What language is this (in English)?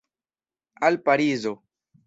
Esperanto